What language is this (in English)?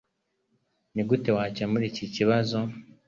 Kinyarwanda